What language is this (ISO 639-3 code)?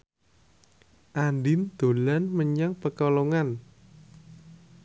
jav